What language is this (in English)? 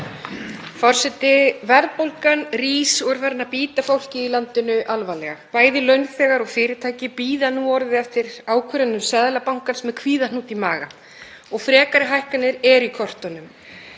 Icelandic